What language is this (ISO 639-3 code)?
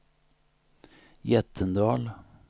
swe